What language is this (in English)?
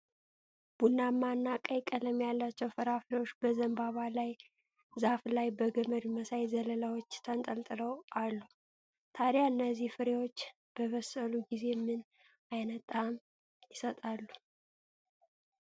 Amharic